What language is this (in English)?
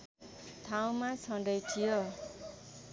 Nepali